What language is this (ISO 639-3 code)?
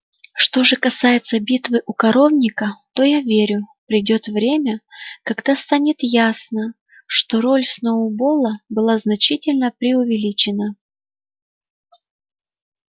rus